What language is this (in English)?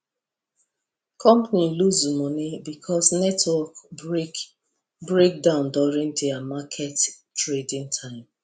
Nigerian Pidgin